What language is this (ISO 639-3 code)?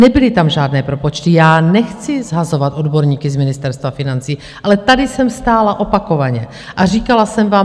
ces